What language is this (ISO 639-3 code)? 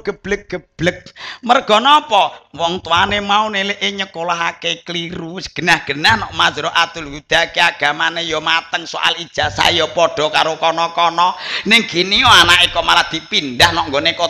ind